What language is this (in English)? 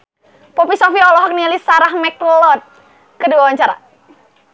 Sundanese